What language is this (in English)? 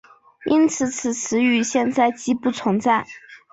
Chinese